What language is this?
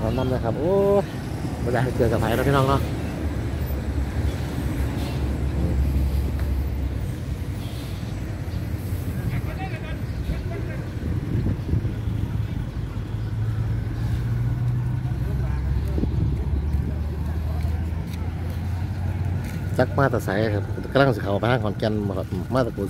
Thai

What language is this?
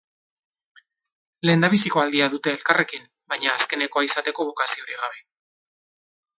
Basque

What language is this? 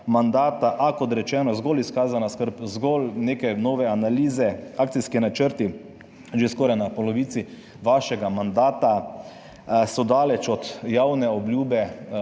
Slovenian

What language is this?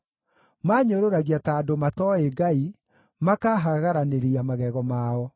Kikuyu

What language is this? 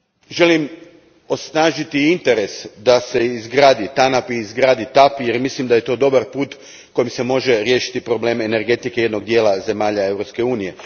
Croatian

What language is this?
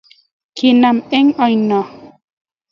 Kalenjin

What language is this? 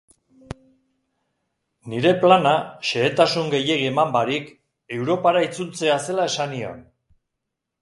Basque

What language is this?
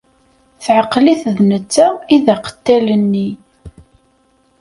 Kabyle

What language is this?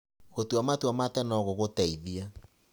Kikuyu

